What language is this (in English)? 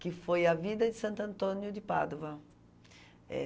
Portuguese